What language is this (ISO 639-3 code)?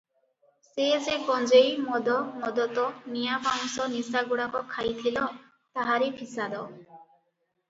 ori